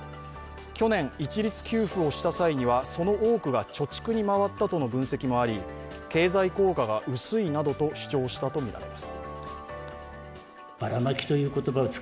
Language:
Japanese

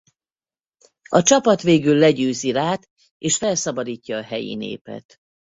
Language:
Hungarian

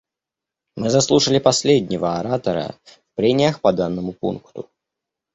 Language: Russian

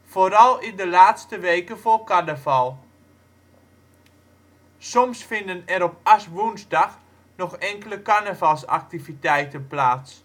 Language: Dutch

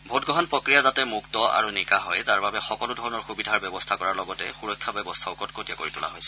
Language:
Assamese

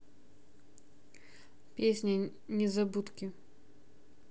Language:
Russian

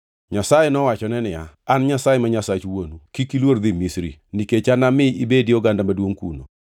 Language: Luo (Kenya and Tanzania)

